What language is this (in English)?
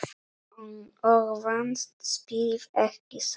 Icelandic